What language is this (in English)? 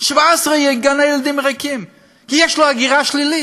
Hebrew